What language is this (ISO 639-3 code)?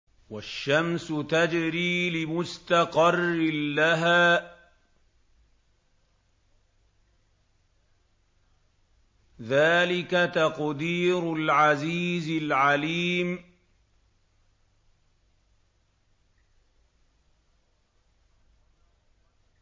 ara